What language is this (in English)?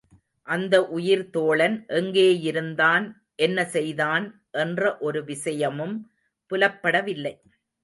Tamil